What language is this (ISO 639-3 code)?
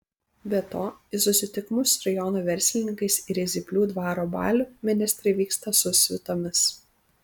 lit